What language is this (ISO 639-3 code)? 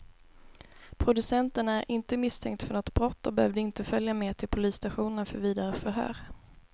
swe